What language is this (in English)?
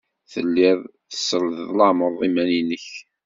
Kabyle